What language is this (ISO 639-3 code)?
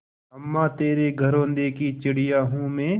hin